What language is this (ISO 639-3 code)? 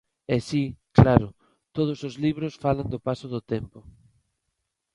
glg